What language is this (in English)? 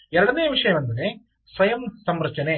Kannada